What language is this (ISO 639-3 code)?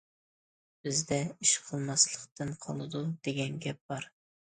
uig